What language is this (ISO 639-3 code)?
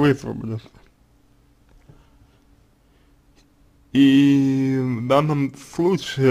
rus